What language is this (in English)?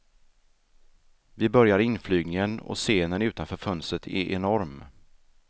Swedish